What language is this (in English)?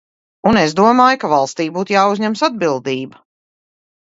Latvian